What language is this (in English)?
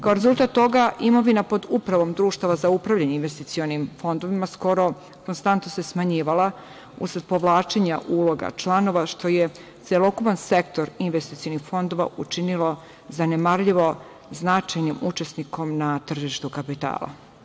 Serbian